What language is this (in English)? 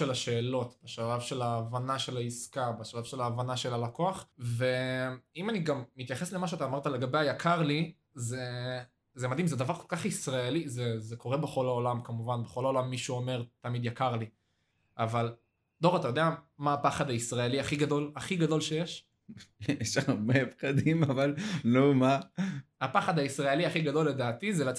Hebrew